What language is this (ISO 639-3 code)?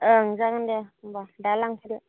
brx